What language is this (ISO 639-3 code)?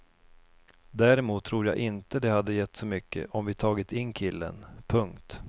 swe